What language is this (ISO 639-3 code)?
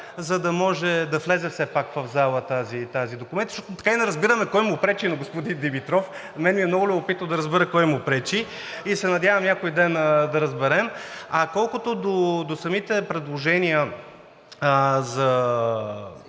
bul